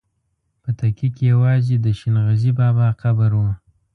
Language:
Pashto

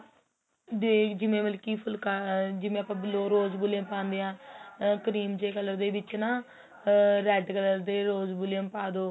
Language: Punjabi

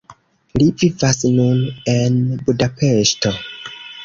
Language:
Esperanto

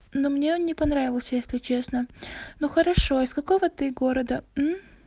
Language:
Russian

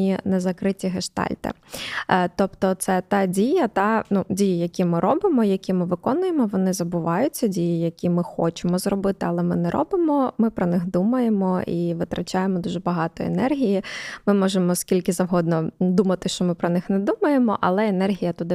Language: Ukrainian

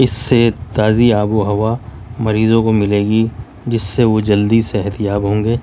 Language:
Urdu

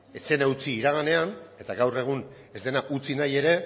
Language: Basque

